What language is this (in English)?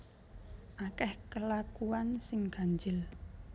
Javanese